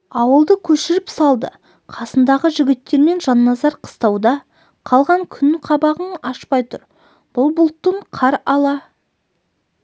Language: Kazakh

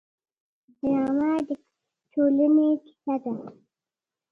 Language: Pashto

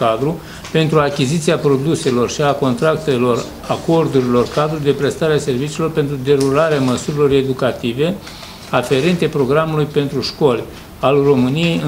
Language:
Romanian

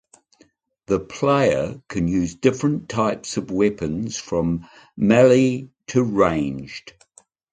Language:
English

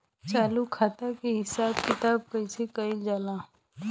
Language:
Bhojpuri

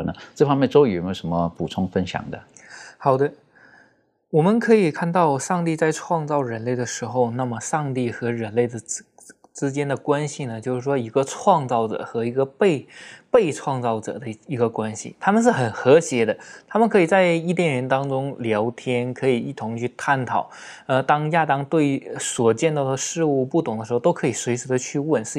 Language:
Chinese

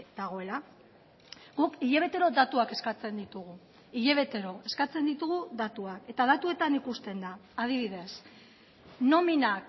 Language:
Basque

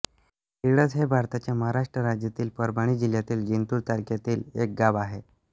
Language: Marathi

